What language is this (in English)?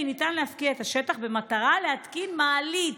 Hebrew